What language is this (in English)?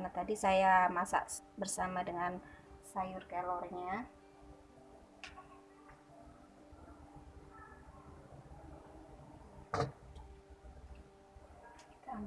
Indonesian